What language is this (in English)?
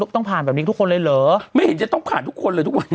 Thai